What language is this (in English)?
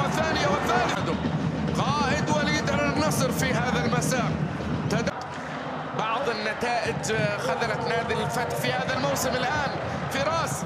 Arabic